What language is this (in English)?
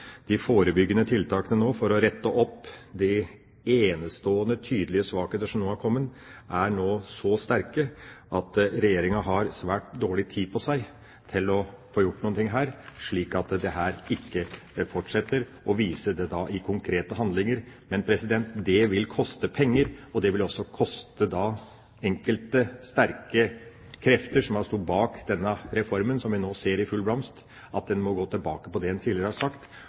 Norwegian Bokmål